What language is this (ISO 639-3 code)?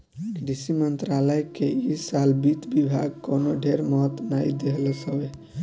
bho